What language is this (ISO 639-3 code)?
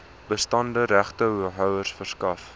afr